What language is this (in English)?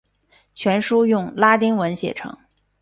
Chinese